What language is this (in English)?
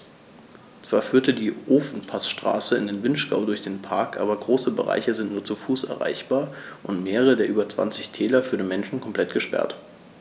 German